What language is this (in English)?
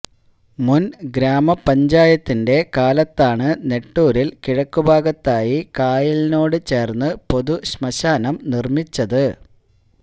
Malayalam